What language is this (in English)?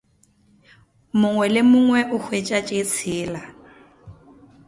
Northern Sotho